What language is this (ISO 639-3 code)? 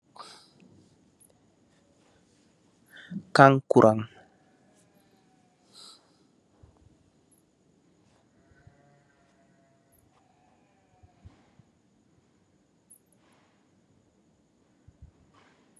wol